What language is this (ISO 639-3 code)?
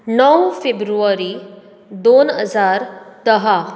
kok